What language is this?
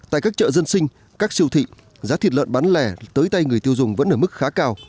Vietnamese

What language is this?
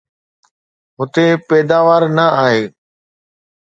Sindhi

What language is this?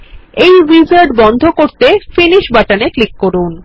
Bangla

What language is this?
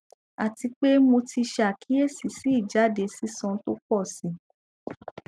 Yoruba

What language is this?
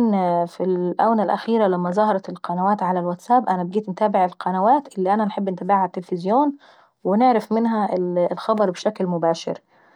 Saidi Arabic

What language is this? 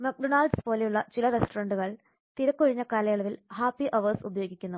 Malayalam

